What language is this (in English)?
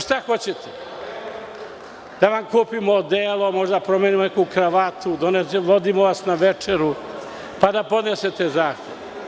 Serbian